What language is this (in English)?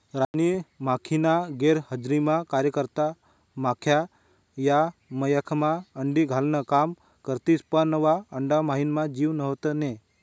Marathi